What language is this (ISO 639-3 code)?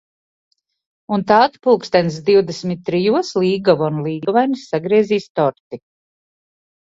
lav